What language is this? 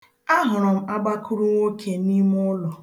Igbo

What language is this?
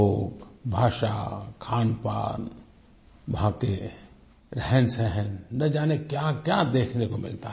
Hindi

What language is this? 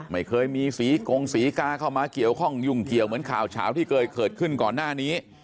Thai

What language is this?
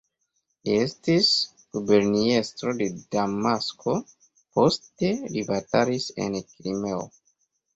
Esperanto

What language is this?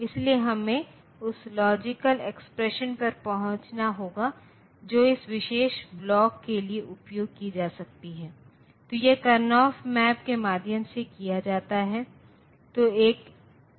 Hindi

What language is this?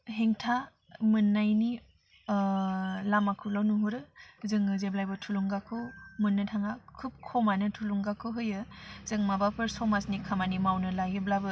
Bodo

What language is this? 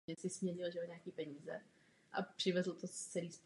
Czech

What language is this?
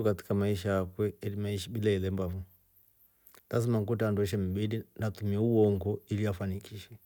Rombo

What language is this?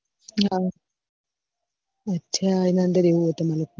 Gujarati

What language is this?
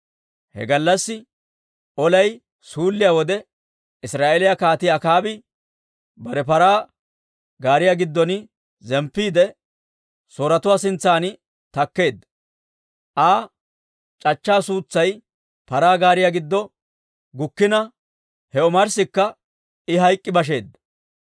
Dawro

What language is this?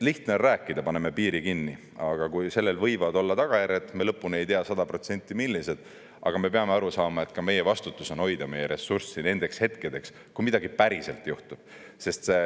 Estonian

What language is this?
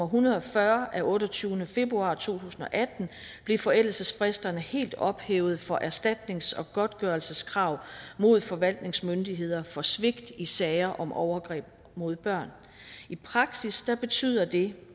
Danish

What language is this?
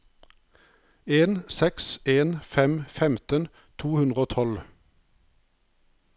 Norwegian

